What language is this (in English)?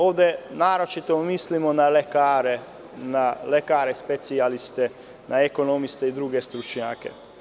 Serbian